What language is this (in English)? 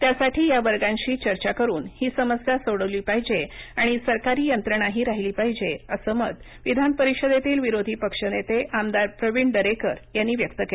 Marathi